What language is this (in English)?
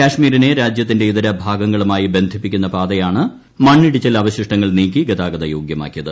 Malayalam